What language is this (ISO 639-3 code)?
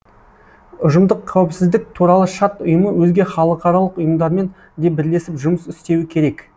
kaz